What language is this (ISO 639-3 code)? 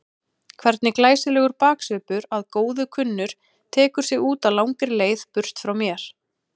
isl